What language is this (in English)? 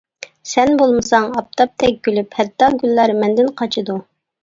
Uyghur